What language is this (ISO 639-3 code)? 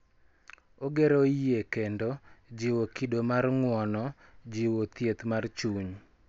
luo